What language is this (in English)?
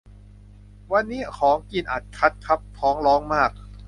Thai